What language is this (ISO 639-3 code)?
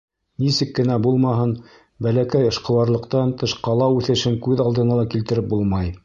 bak